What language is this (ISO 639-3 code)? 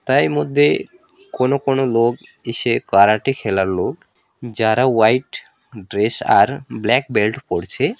ben